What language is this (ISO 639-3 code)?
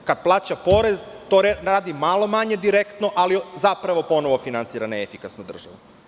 srp